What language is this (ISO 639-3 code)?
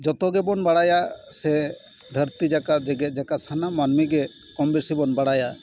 sat